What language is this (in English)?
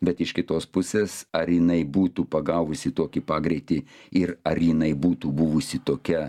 Lithuanian